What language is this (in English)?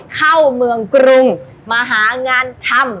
Thai